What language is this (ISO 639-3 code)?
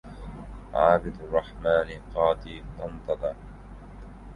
ara